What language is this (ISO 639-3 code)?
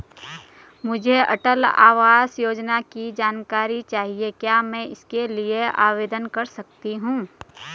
hin